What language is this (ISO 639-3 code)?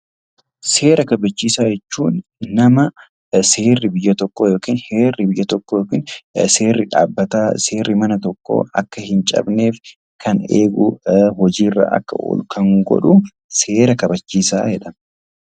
orm